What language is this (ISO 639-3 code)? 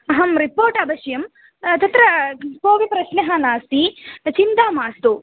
san